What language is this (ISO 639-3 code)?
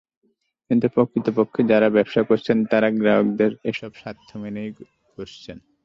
ben